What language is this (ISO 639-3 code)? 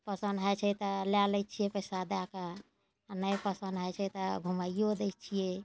mai